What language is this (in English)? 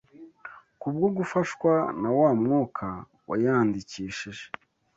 Kinyarwanda